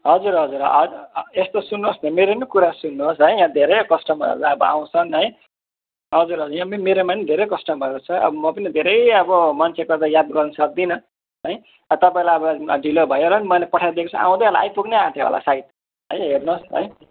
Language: Nepali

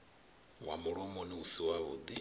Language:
Venda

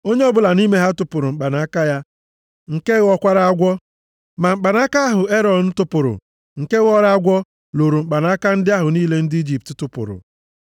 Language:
Igbo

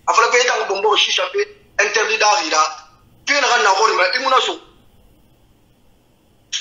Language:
French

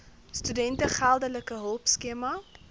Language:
Afrikaans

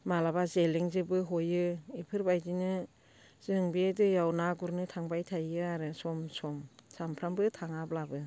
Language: Bodo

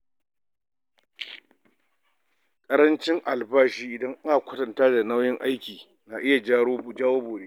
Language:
Hausa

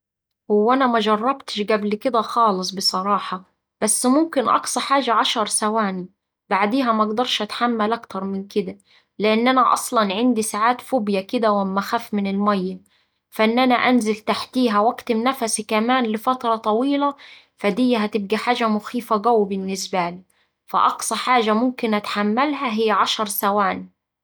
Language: Saidi Arabic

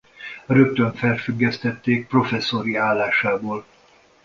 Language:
Hungarian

